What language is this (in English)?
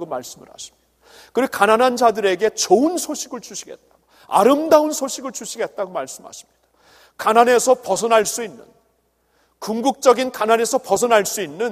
Korean